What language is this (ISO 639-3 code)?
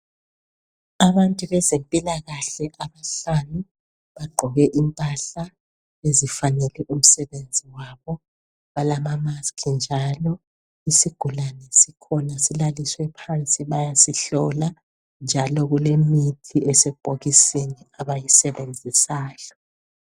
nde